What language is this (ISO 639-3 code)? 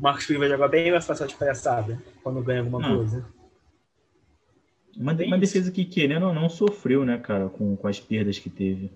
por